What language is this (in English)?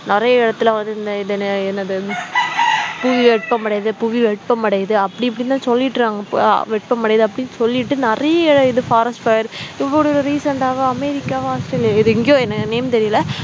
Tamil